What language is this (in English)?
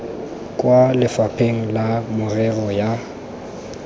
Tswana